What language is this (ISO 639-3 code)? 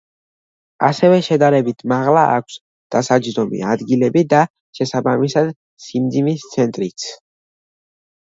kat